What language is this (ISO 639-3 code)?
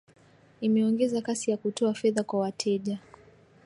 swa